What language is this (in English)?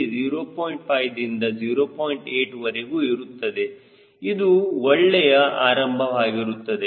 Kannada